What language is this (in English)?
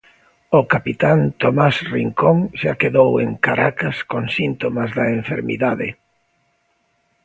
Galician